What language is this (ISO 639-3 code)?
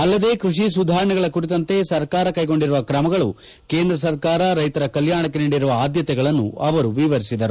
kan